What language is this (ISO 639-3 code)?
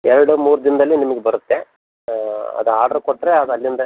kan